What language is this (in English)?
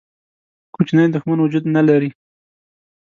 Pashto